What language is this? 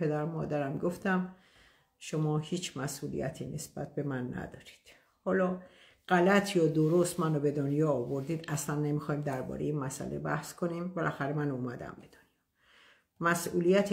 Persian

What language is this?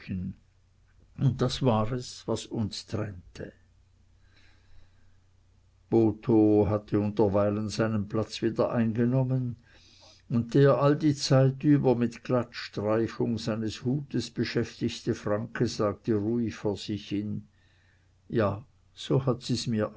German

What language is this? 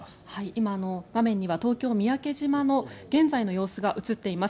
Japanese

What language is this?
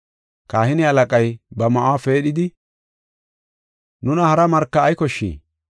Gofa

